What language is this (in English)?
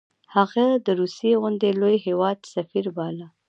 Pashto